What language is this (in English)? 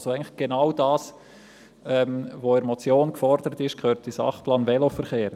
Swiss German